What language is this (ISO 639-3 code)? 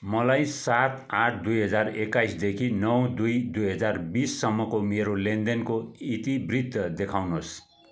nep